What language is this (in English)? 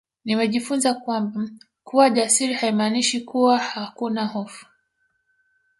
Swahili